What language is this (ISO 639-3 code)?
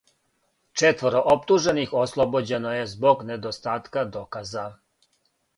srp